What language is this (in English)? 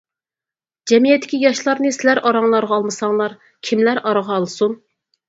Uyghur